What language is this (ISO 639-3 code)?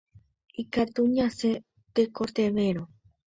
grn